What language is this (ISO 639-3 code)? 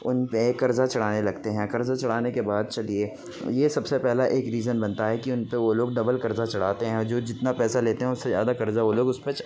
urd